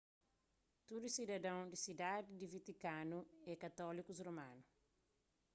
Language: Kabuverdianu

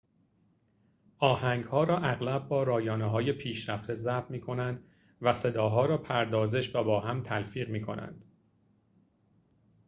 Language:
Persian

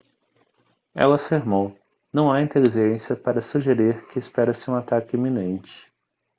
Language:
Portuguese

